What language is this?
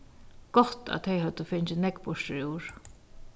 Faroese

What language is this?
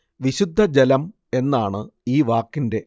Malayalam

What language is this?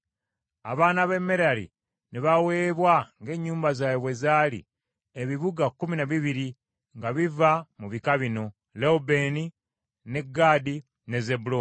Ganda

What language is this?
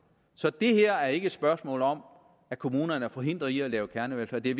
Danish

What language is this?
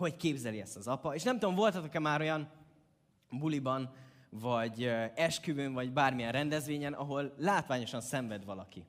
Hungarian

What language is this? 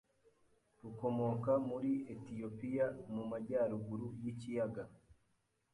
Kinyarwanda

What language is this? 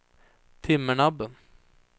Swedish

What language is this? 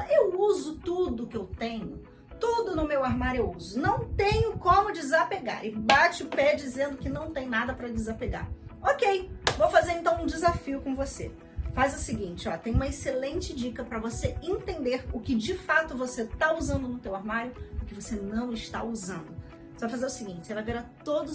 Portuguese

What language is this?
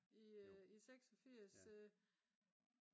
Danish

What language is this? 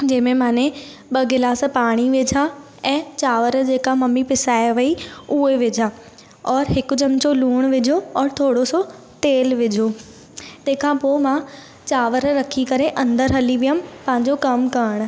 Sindhi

